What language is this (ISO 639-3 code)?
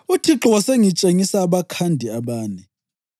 nde